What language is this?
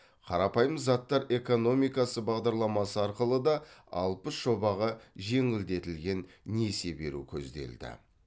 Kazakh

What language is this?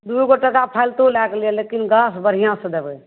Maithili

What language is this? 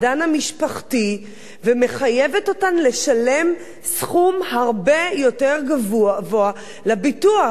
Hebrew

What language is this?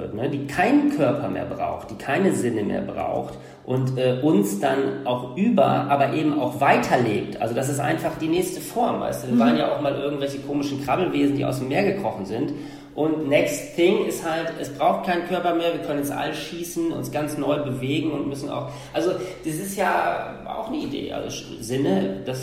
German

